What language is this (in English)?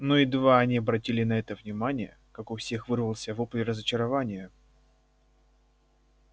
Russian